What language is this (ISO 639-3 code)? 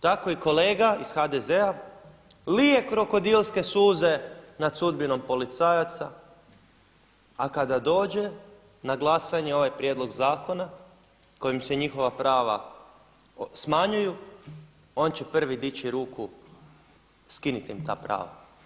hrv